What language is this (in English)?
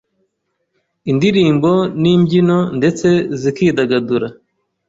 Kinyarwanda